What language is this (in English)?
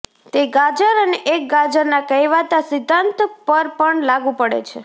Gujarati